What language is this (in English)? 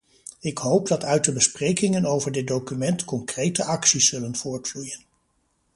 Dutch